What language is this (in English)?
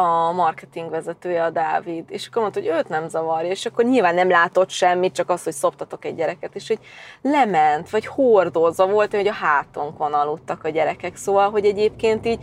Hungarian